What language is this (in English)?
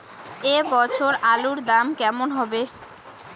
Bangla